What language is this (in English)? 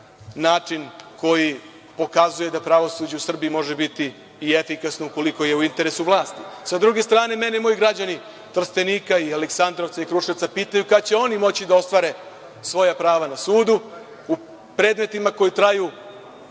Serbian